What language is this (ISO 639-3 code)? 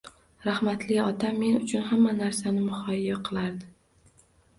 uzb